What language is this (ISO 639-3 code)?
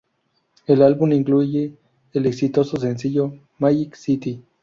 spa